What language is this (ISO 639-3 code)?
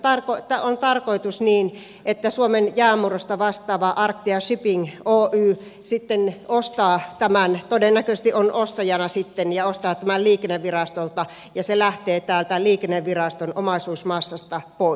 fin